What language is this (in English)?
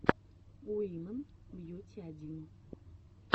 Russian